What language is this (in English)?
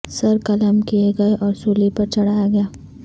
Urdu